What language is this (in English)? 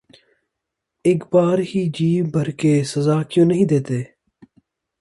Urdu